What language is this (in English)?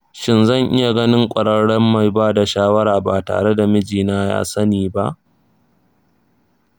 Hausa